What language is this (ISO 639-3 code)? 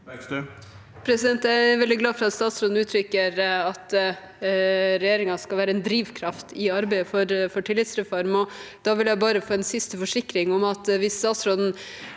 nor